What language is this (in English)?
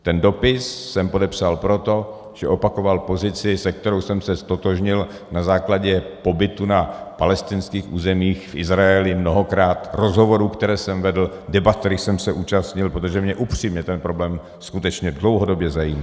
Czech